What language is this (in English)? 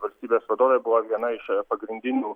Lithuanian